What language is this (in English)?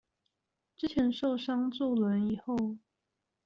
Chinese